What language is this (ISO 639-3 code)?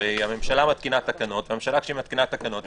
heb